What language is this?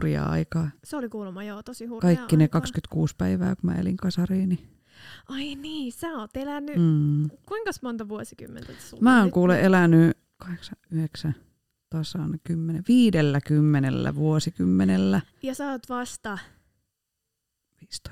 Finnish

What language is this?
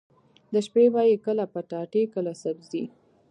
Pashto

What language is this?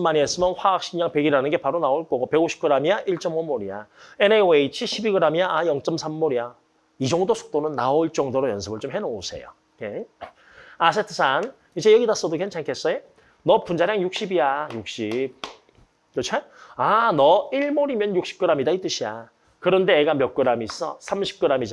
Korean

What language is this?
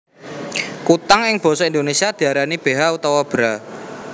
Javanese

